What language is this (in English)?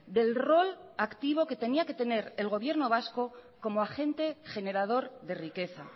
Spanish